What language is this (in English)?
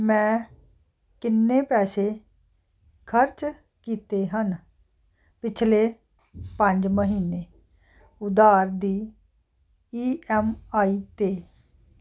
Punjabi